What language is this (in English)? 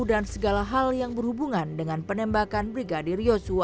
Indonesian